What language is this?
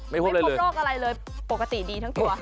Thai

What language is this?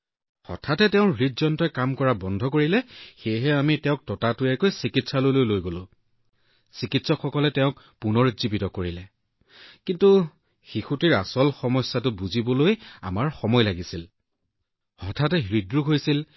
Assamese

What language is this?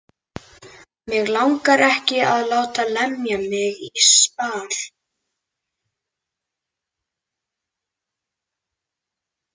Icelandic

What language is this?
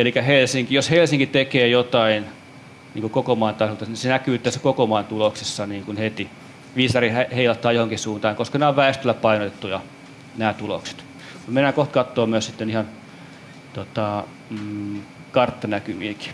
Finnish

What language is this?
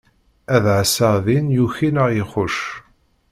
Kabyle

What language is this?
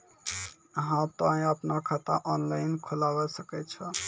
Maithili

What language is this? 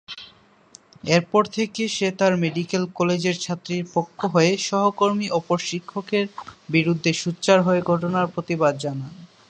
Bangla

